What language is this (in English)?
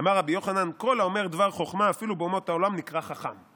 Hebrew